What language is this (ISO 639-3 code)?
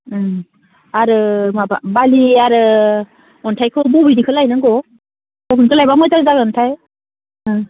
brx